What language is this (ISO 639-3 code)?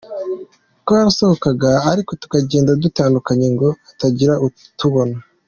kin